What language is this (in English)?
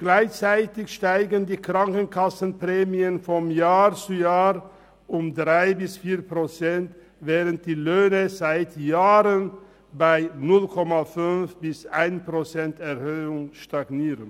Swiss German